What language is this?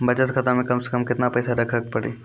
Maithili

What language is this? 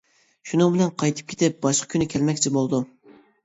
Uyghur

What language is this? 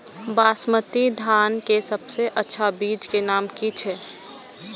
Maithili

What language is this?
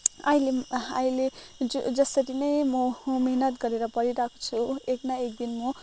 Nepali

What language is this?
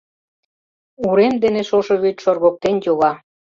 Mari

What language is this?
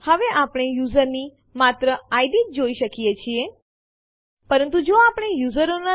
Gujarati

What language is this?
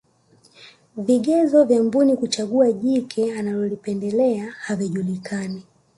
Swahili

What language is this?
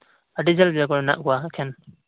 Santali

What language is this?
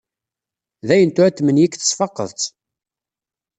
Kabyle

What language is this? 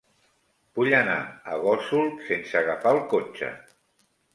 Catalan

